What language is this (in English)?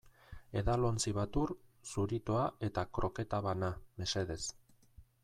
Basque